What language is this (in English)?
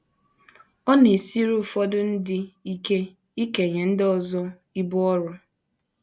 Igbo